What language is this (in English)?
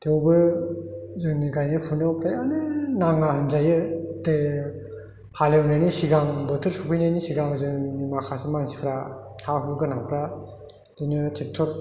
Bodo